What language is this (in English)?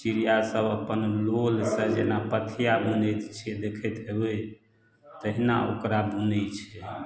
Maithili